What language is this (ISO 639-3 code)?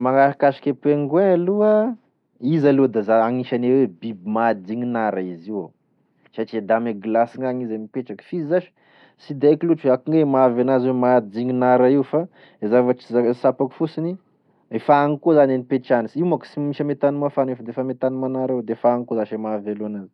tkg